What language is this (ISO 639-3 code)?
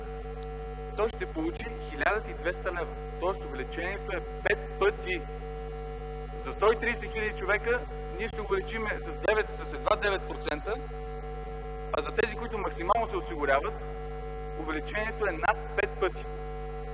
bul